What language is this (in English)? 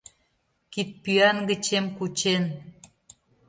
Mari